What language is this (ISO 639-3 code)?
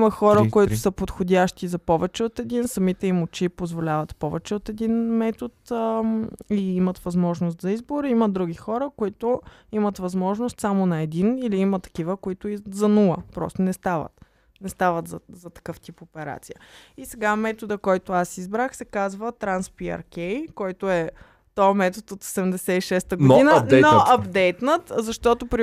bul